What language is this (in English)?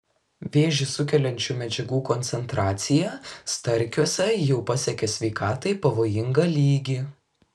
Lithuanian